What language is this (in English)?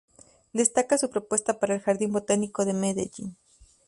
Spanish